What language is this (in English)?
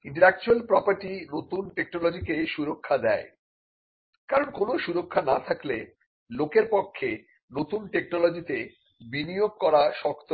Bangla